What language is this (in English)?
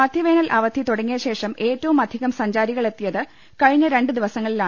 Malayalam